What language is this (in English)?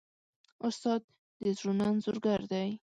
Pashto